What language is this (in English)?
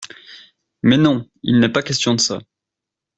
French